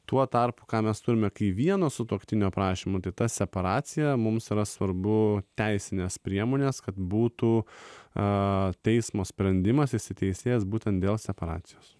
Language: Lithuanian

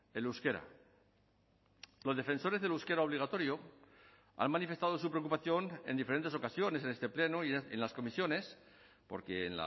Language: Spanish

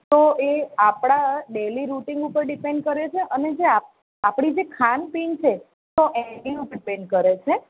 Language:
Gujarati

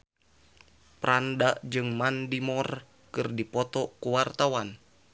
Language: Sundanese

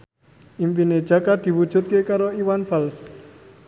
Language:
Javanese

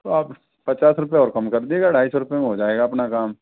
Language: Hindi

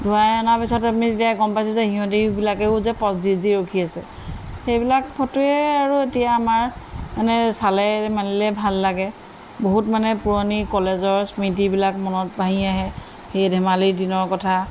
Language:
Assamese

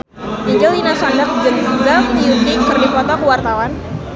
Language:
Sundanese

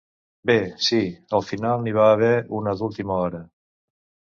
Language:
Catalan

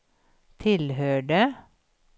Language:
Swedish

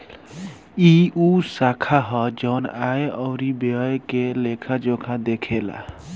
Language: Bhojpuri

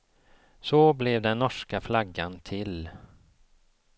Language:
Swedish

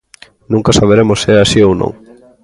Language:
Galician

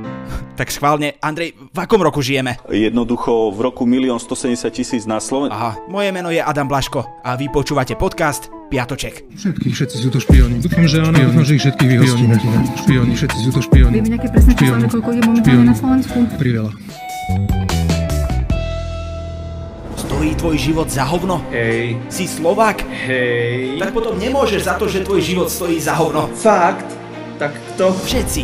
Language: Slovak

